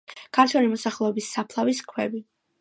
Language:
Georgian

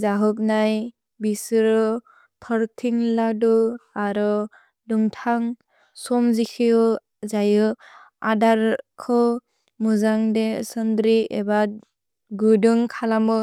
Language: Bodo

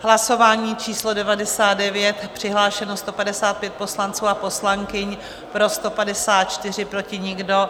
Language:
Czech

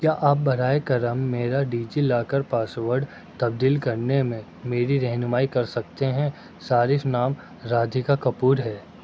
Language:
Urdu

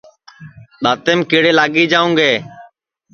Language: Sansi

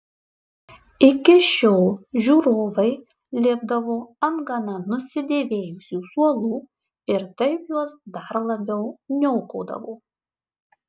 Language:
Lithuanian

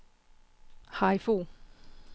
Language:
Danish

